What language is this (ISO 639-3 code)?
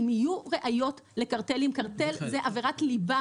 heb